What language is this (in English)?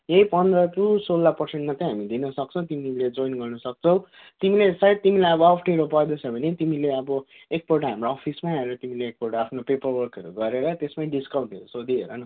Nepali